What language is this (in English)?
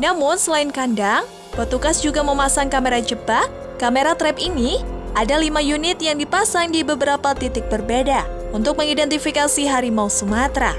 Indonesian